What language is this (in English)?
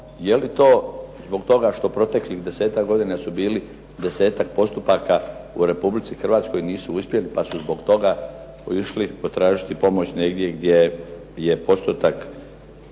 Croatian